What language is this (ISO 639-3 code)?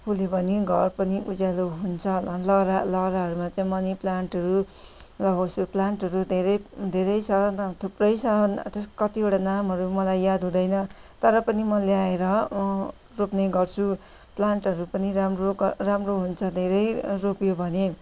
nep